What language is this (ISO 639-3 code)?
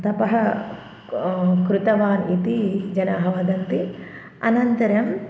san